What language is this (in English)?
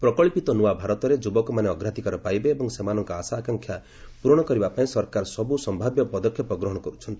Odia